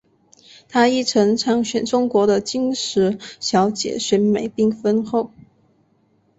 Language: Chinese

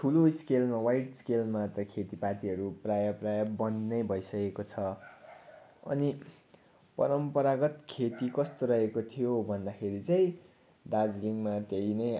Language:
Nepali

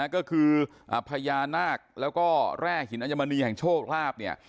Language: Thai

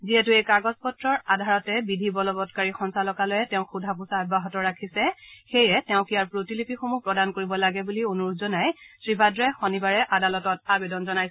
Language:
Assamese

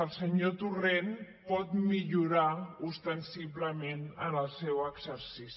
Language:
Catalan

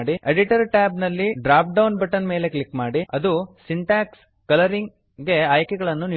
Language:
Kannada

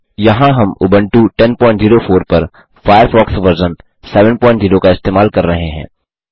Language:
Hindi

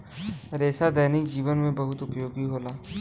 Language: Bhojpuri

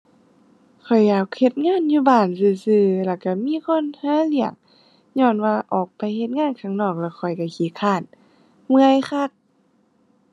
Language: Thai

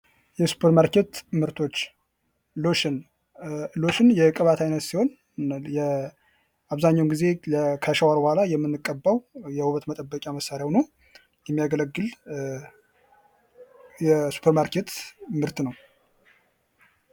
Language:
Amharic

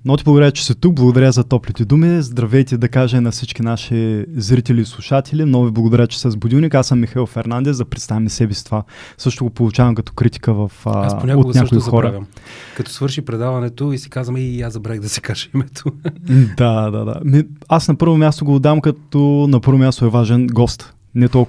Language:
Bulgarian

